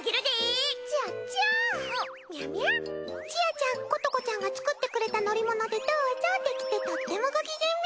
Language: Japanese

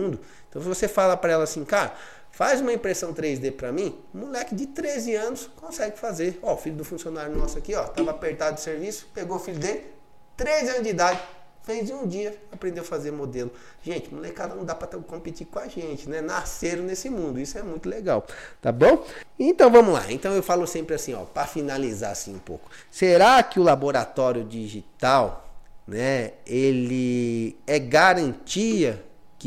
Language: Portuguese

